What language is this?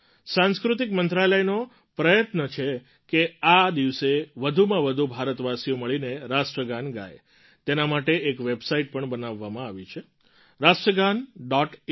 Gujarati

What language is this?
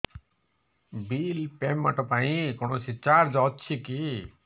Odia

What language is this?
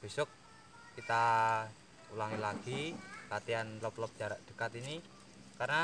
Indonesian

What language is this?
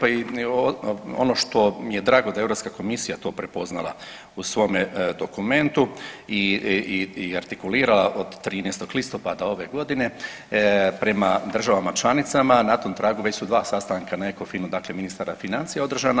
Croatian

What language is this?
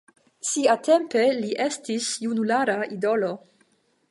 Esperanto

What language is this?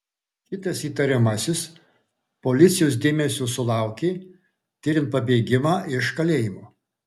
Lithuanian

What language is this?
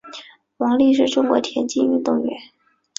Chinese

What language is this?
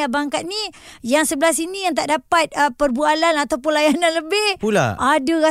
Malay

